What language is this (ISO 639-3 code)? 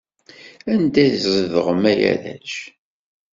kab